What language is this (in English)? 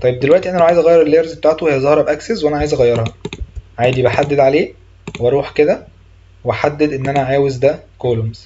Arabic